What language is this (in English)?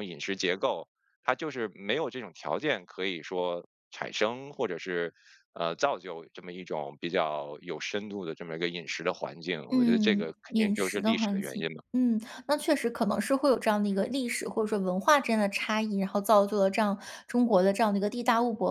Chinese